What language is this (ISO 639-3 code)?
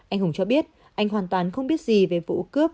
vie